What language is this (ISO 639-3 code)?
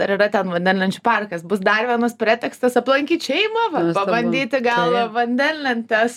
lit